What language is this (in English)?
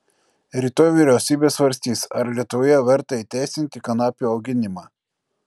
Lithuanian